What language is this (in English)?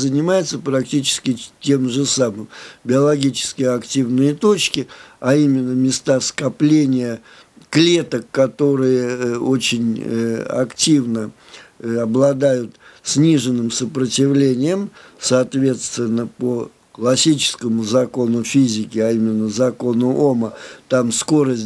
Russian